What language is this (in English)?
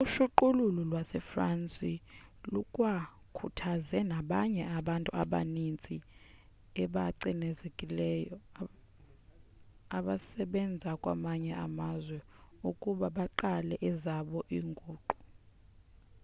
Xhosa